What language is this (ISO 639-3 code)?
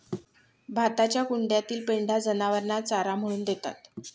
mar